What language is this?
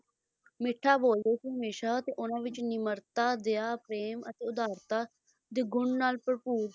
Punjabi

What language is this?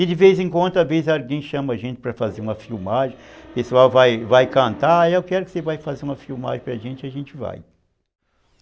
Portuguese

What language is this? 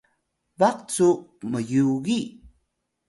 Atayal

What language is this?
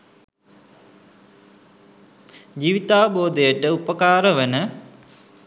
Sinhala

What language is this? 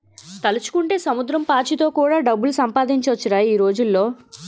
Telugu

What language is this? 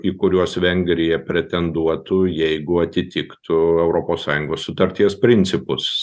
Lithuanian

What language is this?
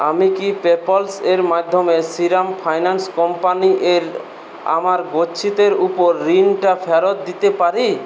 Bangla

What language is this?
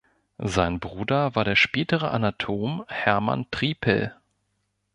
German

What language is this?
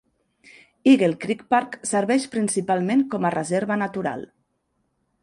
Catalan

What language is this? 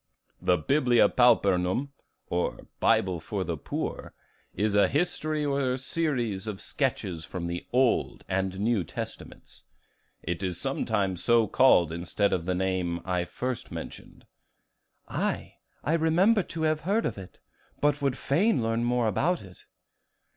English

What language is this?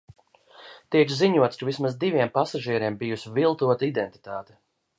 Latvian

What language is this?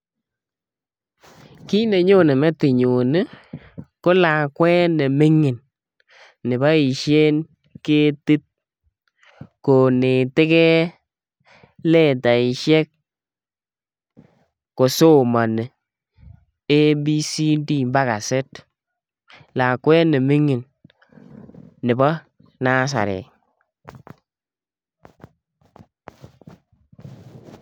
Kalenjin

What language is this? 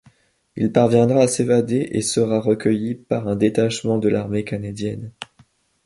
French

